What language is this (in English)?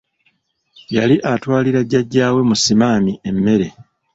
Ganda